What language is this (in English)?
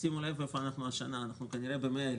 Hebrew